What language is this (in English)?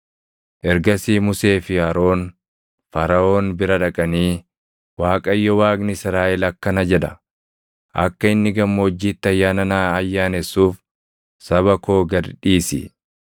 Oromo